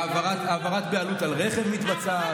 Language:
Hebrew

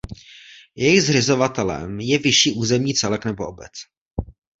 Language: Czech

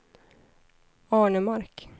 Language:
Swedish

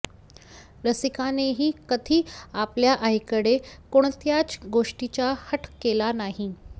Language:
Marathi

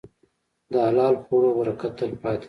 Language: Pashto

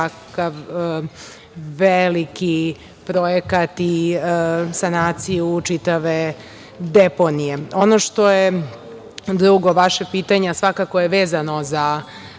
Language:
Serbian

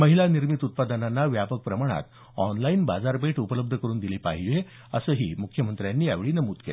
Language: Marathi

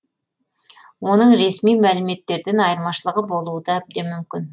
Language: Kazakh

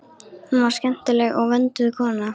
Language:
Icelandic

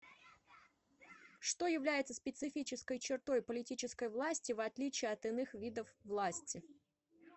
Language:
Russian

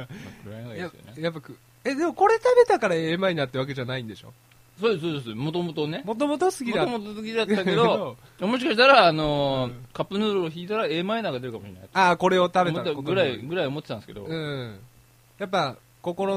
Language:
Japanese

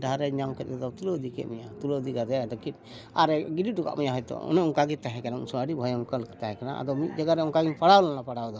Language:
Santali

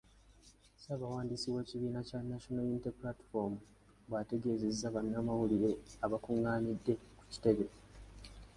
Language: Ganda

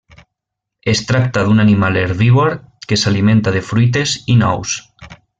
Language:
Catalan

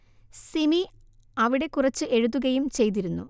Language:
Malayalam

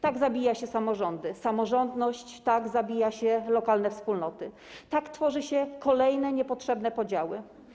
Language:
Polish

